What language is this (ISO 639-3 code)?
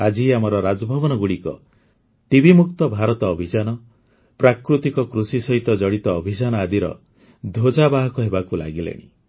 ori